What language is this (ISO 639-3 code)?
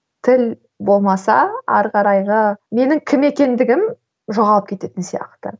kaz